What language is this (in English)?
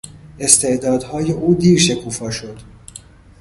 Persian